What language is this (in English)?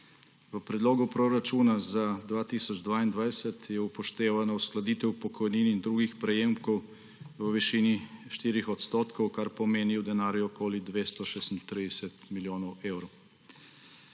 Slovenian